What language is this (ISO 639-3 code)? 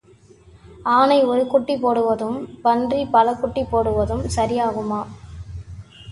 tam